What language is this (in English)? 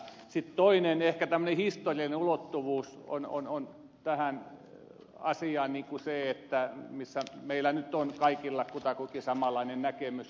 Finnish